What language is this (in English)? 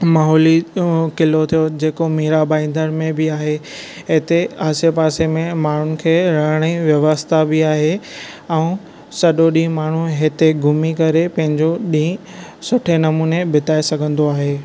Sindhi